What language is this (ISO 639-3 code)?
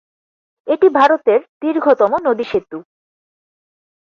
ben